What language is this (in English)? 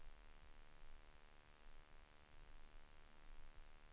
Swedish